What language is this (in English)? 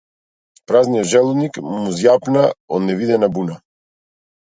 Macedonian